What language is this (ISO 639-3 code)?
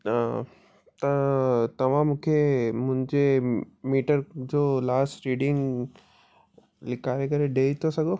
snd